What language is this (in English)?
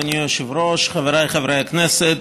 Hebrew